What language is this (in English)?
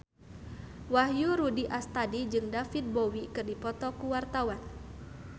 Sundanese